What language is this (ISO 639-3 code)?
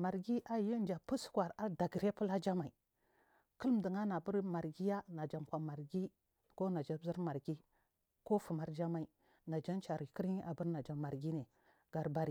mfm